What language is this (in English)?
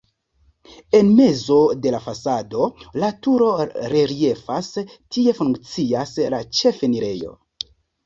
Esperanto